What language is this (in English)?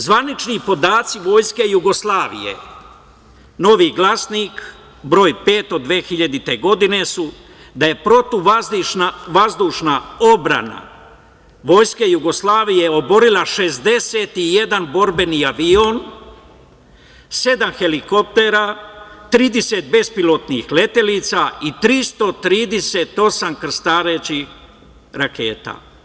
Serbian